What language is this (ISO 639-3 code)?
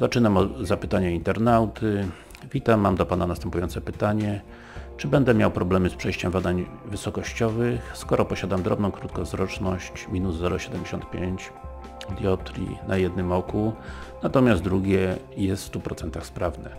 pol